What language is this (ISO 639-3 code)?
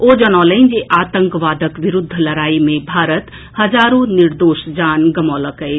mai